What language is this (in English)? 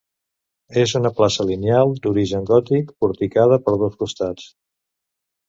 Catalan